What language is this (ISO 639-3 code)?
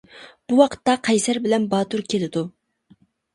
uig